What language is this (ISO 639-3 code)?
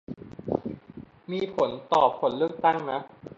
tha